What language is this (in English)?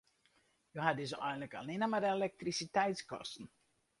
Western Frisian